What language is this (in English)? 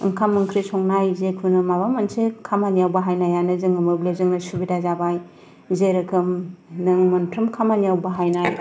Bodo